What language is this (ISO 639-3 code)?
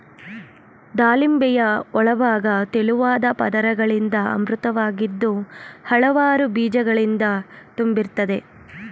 kan